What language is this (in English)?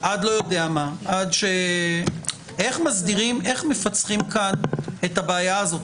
Hebrew